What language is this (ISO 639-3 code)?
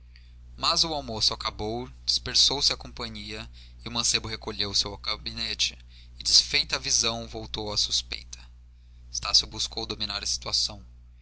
por